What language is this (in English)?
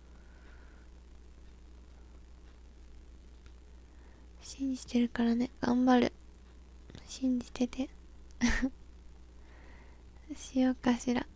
Japanese